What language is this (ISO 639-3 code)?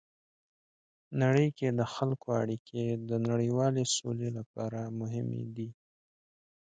pus